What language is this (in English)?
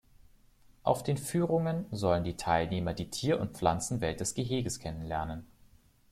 German